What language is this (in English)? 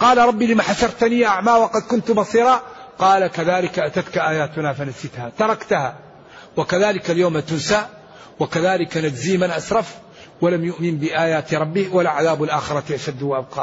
Arabic